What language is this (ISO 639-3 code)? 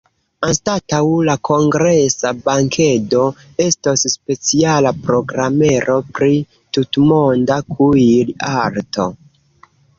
epo